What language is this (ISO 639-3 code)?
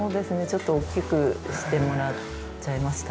jpn